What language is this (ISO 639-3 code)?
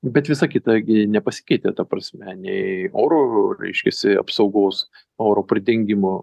lit